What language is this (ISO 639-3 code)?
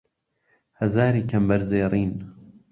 ckb